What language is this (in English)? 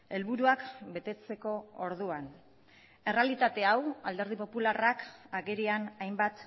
Basque